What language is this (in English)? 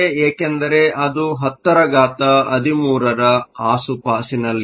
Kannada